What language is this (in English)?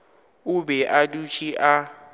Northern Sotho